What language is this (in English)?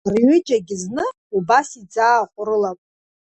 Abkhazian